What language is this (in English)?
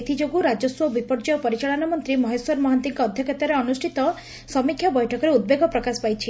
Odia